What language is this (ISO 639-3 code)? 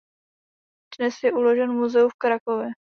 ces